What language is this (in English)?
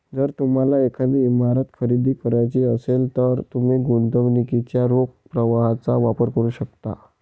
Marathi